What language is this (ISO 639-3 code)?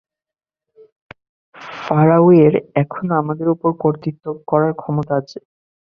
ben